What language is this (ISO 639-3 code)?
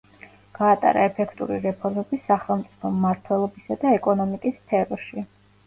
kat